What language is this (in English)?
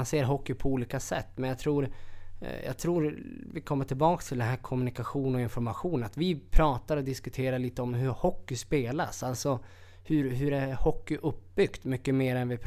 Swedish